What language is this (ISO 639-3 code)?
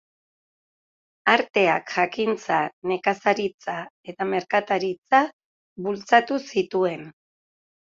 eus